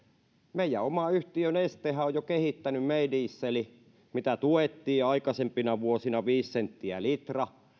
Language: Finnish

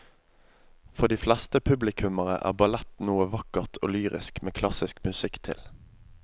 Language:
Norwegian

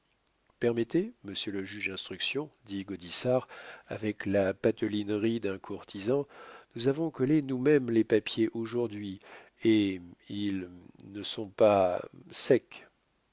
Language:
French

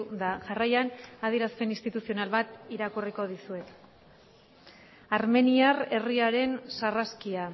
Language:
Basque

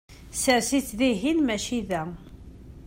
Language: Kabyle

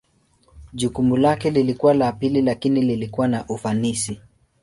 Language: Swahili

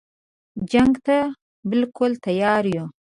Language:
Pashto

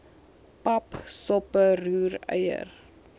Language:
Afrikaans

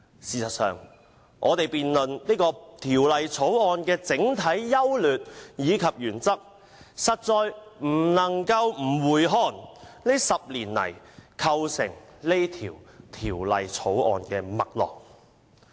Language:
Cantonese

